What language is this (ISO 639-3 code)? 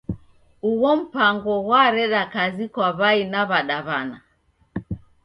dav